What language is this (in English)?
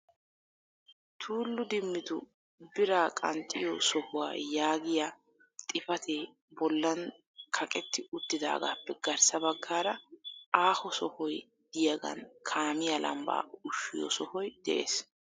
Wolaytta